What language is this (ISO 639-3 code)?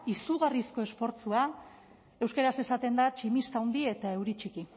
eus